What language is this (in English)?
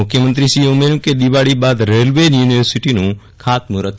Gujarati